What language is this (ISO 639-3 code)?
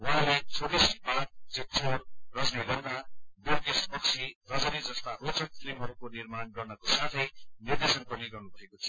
nep